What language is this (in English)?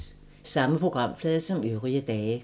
Danish